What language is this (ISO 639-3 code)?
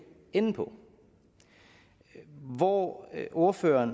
dan